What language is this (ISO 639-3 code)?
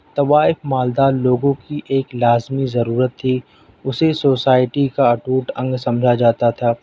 urd